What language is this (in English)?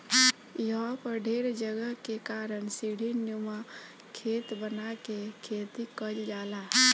Bhojpuri